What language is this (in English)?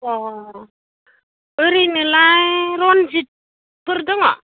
Bodo